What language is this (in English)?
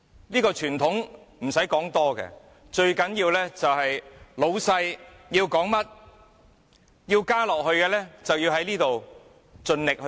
Cantonese